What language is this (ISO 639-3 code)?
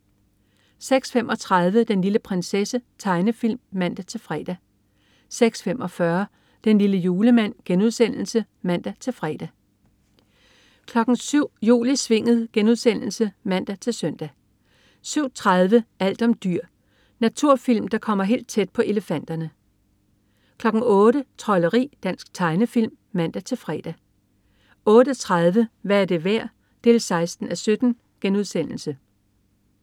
dan